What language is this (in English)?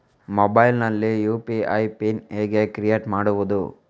Kannada